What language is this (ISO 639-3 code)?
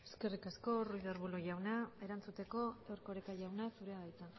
eus